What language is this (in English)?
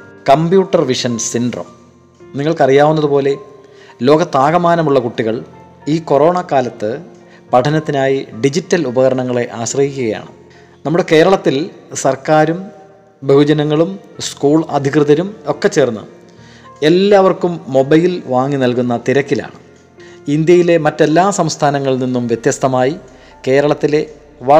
Malayalam